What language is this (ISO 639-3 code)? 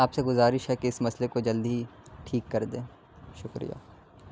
urd